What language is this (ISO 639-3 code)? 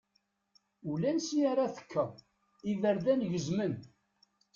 kab